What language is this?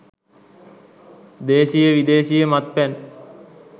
Sinhala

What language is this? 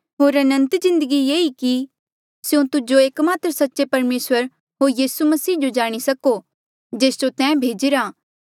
Mandeali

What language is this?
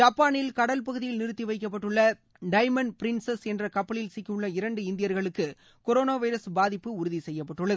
Tamil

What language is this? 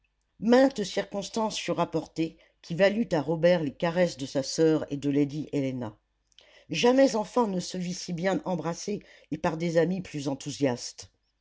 French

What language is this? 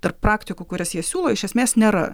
Lithuanian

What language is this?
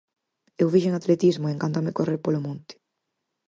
Galician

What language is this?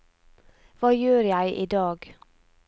Norwegian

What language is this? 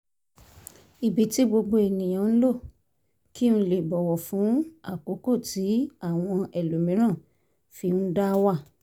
Yoruba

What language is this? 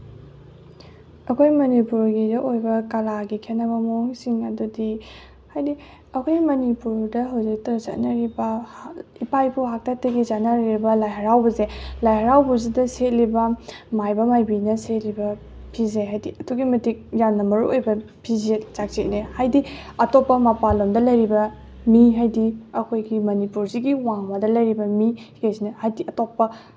Manipuri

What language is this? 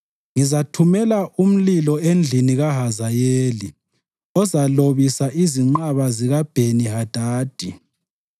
North Ndebele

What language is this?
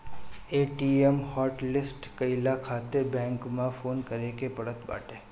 Bhojpuri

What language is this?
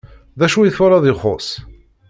Kabyle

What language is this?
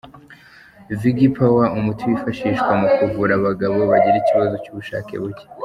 Kinyarwanda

